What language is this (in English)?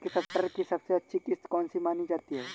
Hindi